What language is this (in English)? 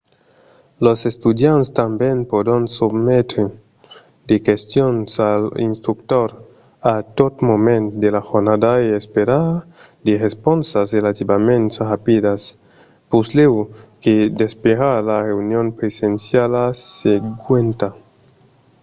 Occitan